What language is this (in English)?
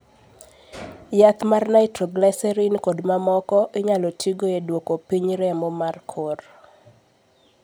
Luo (Kenya and Tanzania)